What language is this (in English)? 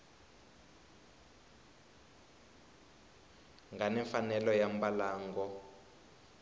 Tsonga